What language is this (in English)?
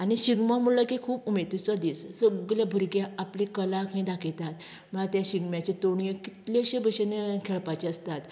Konkani